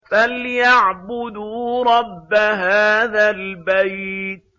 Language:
Arabic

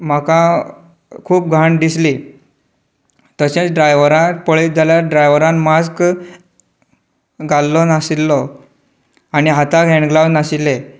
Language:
Konkani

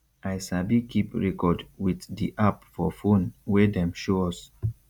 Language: Nigerian Pidgin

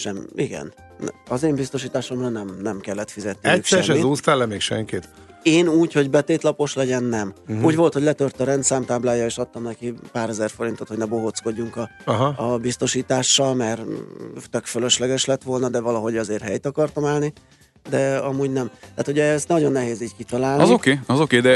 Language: Hungarian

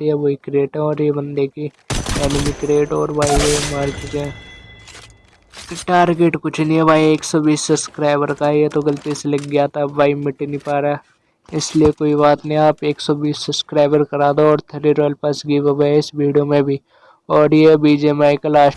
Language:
Hindi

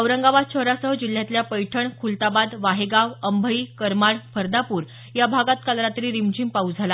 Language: Marathi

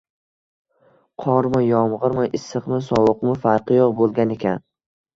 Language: Uzbek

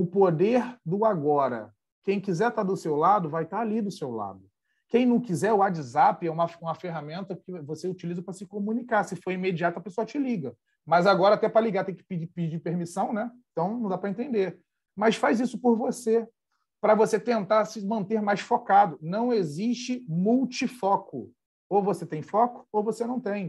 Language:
Portuguese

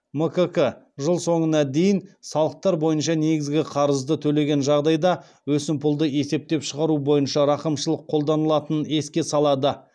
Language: Kazakh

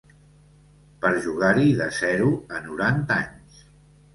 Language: Catalan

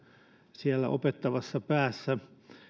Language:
Finnish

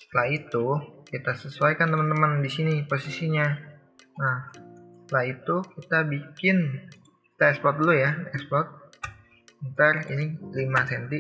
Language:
Indonesian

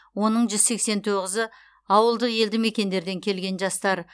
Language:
Kazakh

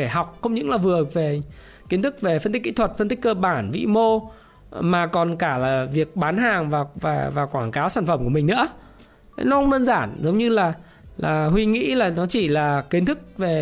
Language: Vietnamese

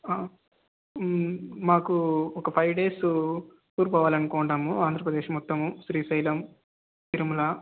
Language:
Telugu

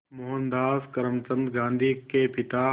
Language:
Hindi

